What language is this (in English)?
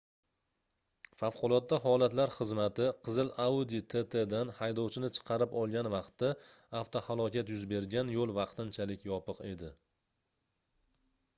Uzbek